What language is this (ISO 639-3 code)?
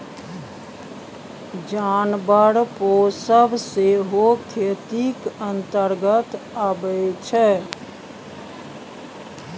mai